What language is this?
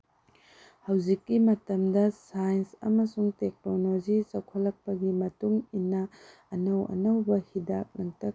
Manipuri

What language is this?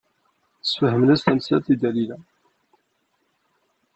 Kabyle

